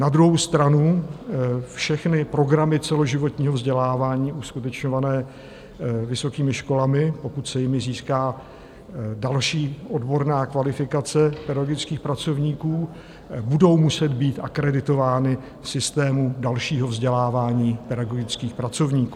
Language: Czech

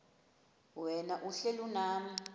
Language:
Xhosa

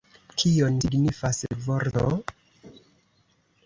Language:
Esperanto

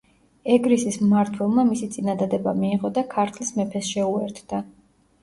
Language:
Georgian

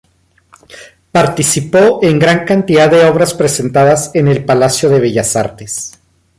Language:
Spanish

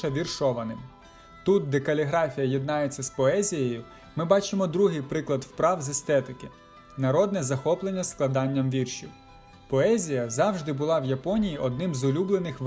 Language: Ukrainian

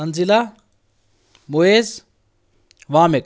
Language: Kashmiri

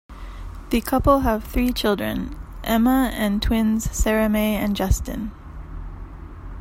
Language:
English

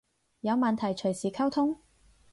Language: Cantonese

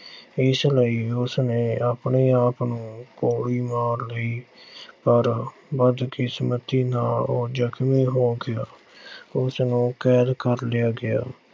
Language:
Punjabi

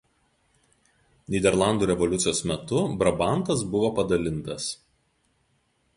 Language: Lithuanian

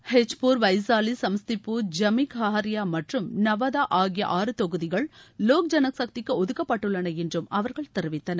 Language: Tamil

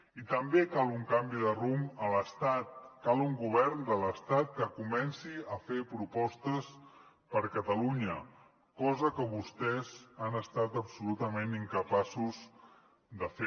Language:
Catalan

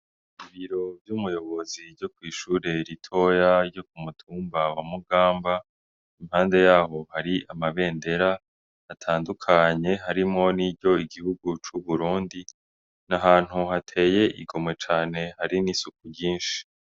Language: Rundi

